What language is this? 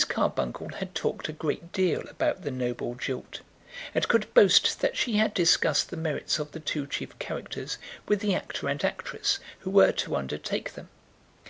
English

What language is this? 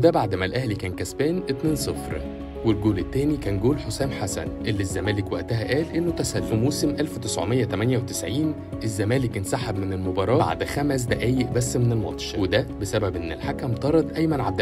Arabic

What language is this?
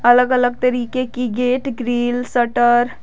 Hindi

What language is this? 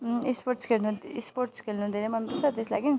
Nepali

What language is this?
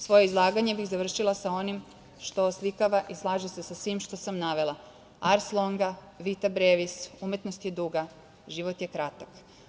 Serbian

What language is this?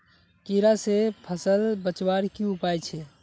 Magahi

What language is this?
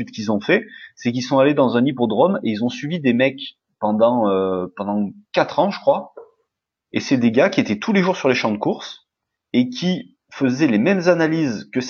French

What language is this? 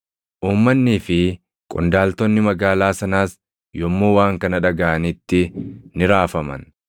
Oromo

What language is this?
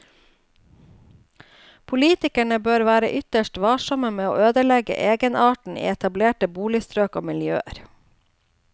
Norwegian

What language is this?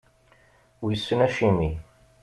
Kabyle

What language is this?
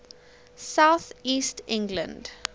English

